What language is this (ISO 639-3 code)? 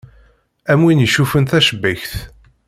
kab